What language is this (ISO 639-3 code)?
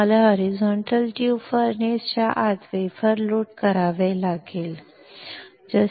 mar